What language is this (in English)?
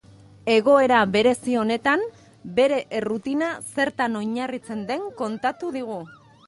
Basque